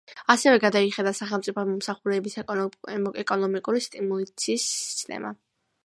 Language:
Georgian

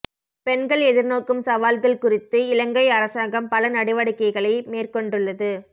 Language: Tamil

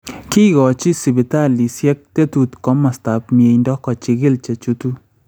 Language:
Kalenjin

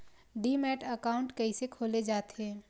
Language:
Chhattisgarhi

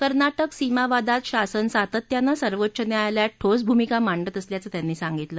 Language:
Marathi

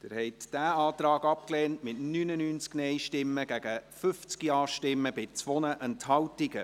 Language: Swiss German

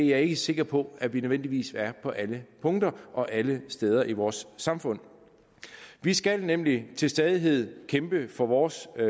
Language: Danish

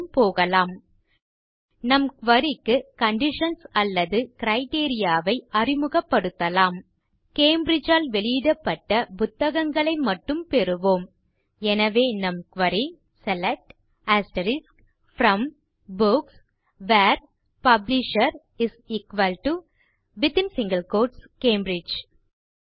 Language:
Tamil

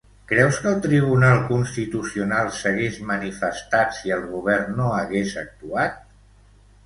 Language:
Catalan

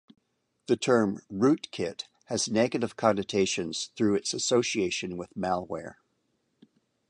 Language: English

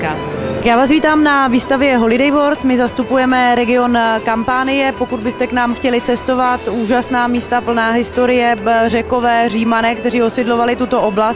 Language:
Czech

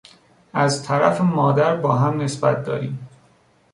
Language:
Persian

